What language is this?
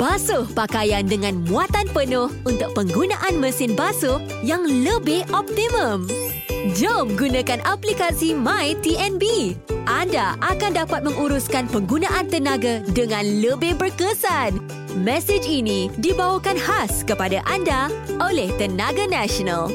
Malay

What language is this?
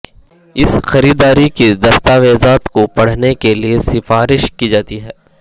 Urdu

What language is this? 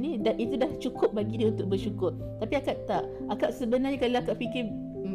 Malay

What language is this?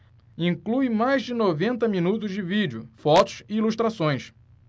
Portuguese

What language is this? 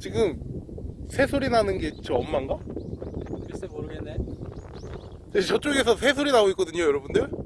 Korean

